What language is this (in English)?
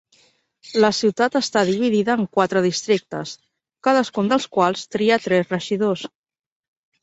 Catalan